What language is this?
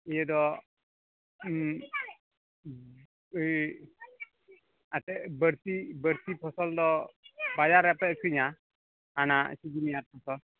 Santali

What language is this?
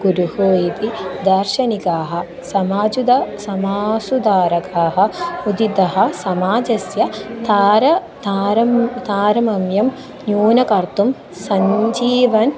Sanskrit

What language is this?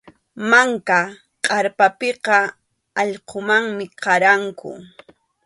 Arequipa-La Unión Quechua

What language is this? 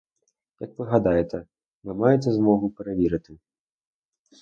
Ukrainian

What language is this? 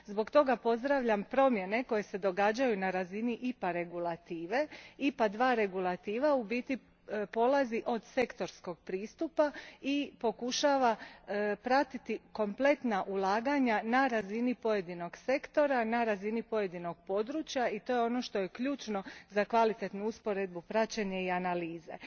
Croatian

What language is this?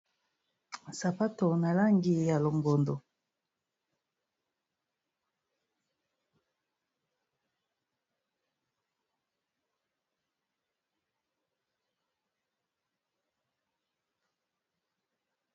Lingala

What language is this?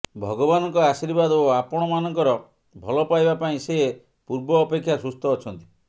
Odia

